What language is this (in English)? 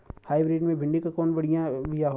Bhojpuri